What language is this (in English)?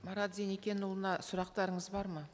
Kazakh